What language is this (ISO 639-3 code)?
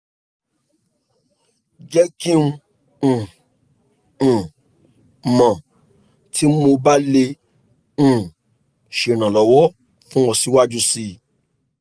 yor